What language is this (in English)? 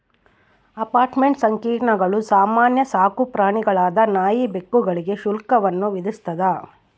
Kannada